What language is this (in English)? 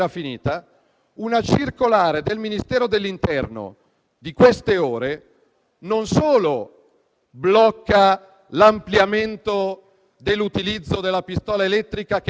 Italian